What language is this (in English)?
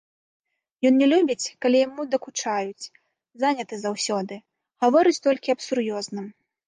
Belarusian